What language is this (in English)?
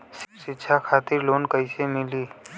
Bhojpuri